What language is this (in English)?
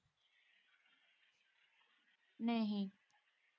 Punjabi